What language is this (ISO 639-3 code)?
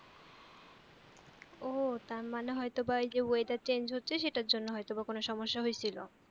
ben